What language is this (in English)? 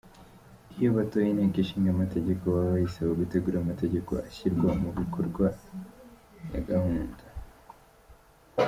Kinyarwanda